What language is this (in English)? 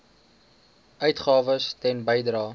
Afrikaans